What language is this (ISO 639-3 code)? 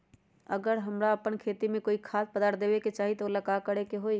mag